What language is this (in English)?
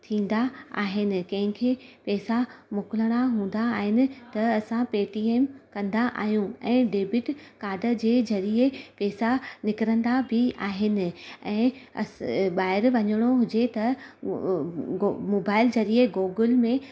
Sindhi